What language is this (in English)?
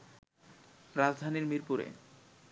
Bangla